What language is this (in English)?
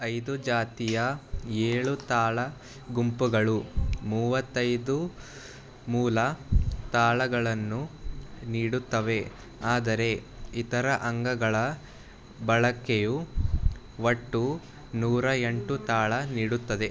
Kannada